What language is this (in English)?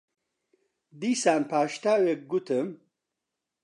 Central Kurdish